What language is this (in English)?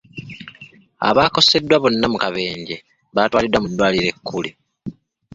Ganda